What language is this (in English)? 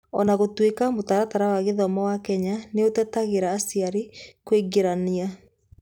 Kikuyu